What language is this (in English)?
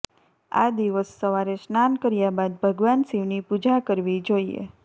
Gujarati